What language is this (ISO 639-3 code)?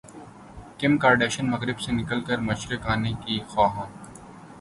urd